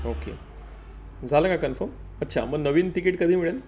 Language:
Marathi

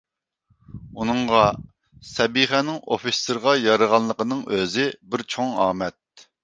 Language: Uyghur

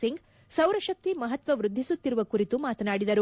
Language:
Kannada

